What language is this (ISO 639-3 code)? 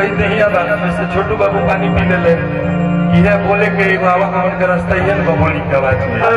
ara